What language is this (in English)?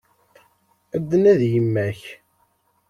Kabyle